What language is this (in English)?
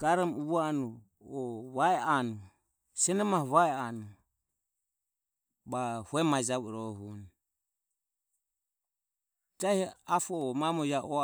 Ömie